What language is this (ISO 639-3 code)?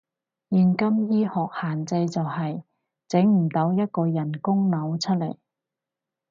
yue